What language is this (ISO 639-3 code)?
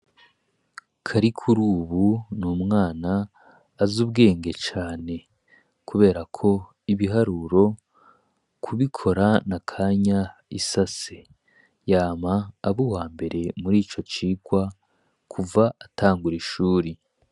run